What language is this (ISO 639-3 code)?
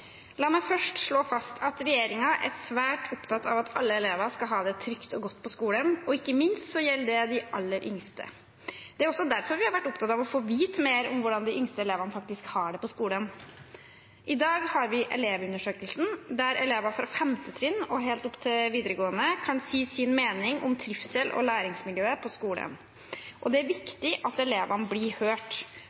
nob